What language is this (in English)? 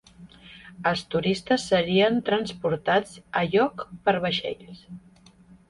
Catalan